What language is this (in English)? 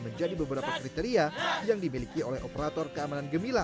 Indonesian